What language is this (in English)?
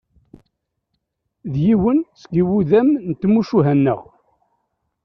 Kabyle